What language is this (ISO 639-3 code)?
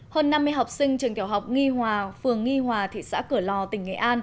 vie